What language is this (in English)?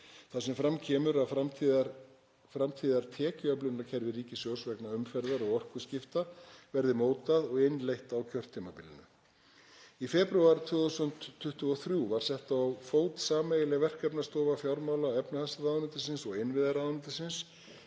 Icelandic